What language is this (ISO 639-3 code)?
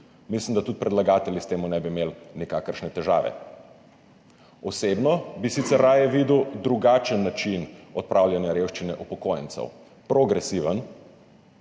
slv